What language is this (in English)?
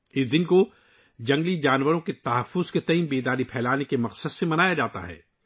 Urdu